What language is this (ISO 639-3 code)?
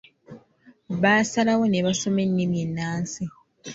lug